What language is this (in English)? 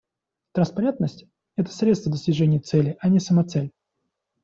Russian